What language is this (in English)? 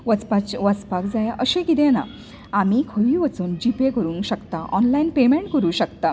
Konkani